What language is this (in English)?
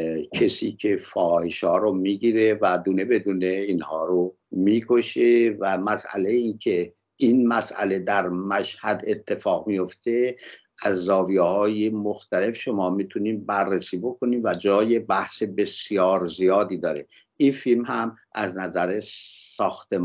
Persian